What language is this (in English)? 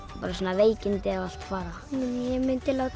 Icelandic